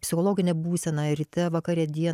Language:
Lithuanian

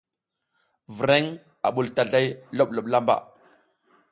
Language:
South Giziga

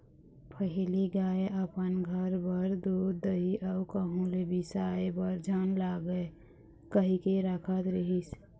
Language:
Chhattisgarhi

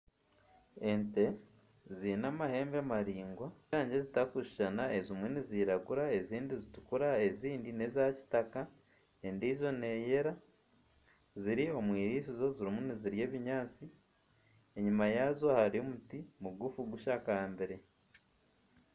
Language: Nyankole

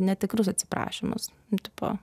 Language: Lithuanian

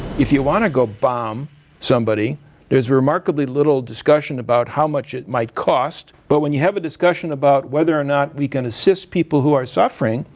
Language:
English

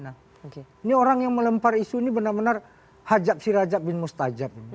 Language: Indonesian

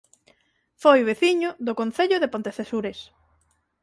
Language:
Galician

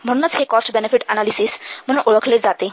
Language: Marathi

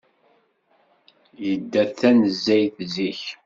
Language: Kabyle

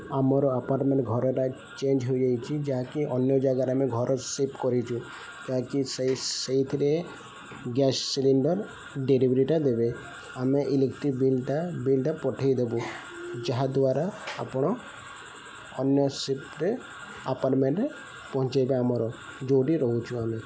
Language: Odia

